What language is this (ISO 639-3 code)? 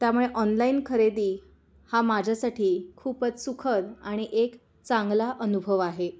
mar